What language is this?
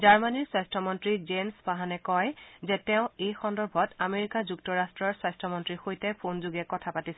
Assamese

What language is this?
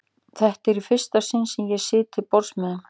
Icelandic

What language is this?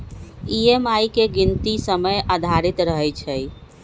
Magahi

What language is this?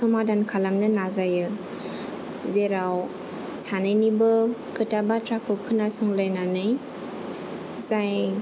Bodo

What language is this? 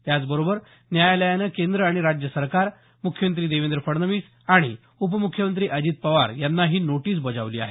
Marathi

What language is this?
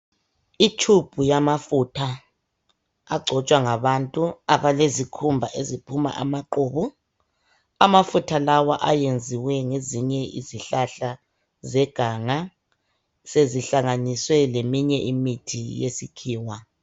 North Ndebele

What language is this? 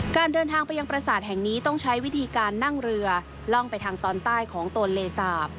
Thai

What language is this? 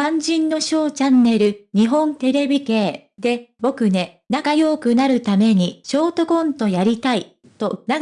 Japanese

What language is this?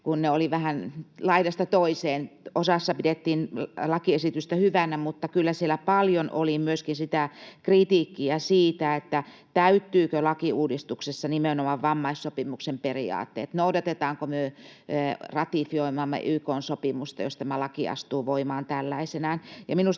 Finnish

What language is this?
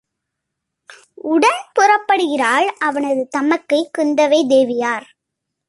Tamil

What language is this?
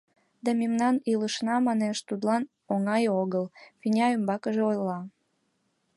Mari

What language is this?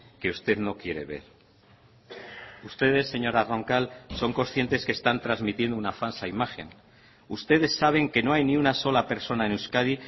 Spanish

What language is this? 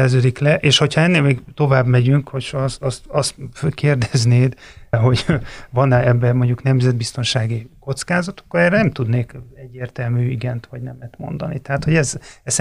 Hungarian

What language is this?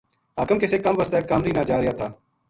Gujari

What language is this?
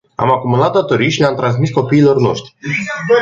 Romanian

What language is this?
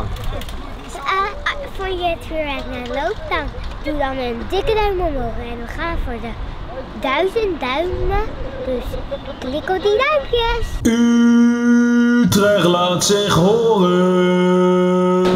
Dutch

